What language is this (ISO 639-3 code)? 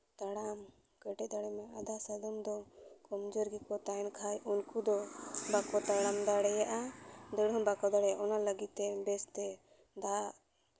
sat